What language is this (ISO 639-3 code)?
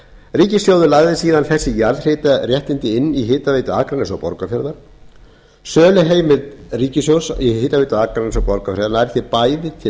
isl